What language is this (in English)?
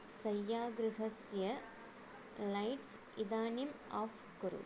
Sanskrit